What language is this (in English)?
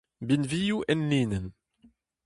Breton